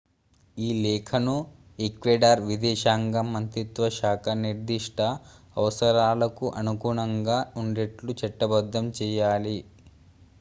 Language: Telugu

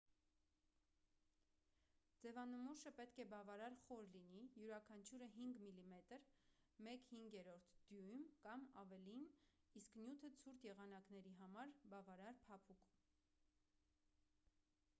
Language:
Armenian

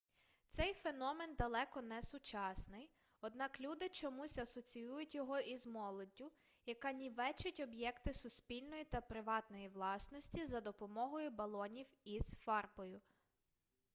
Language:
Ukrainian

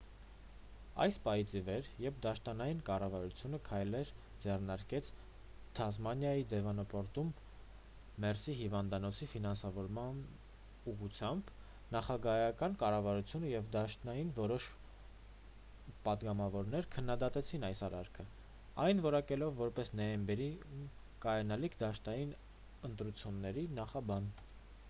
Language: Armenian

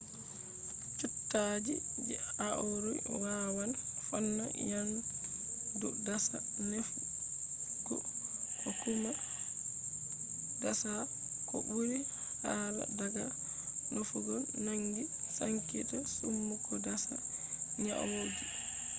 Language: Fula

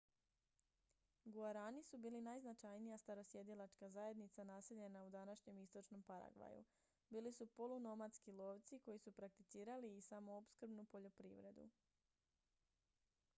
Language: Croatian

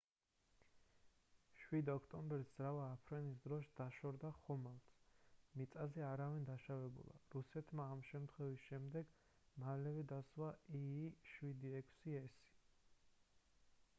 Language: Georgian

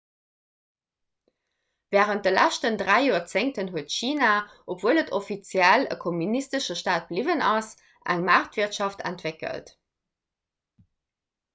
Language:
Luxembourgish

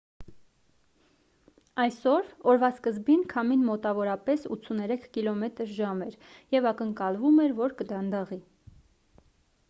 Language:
Armenian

